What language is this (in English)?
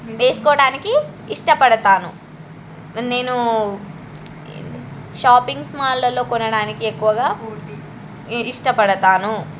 Telugu